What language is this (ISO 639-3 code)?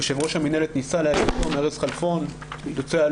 heb